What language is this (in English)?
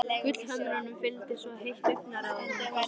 Icelandic